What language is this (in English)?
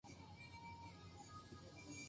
Japanese